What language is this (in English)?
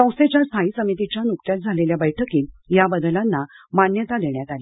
Marathi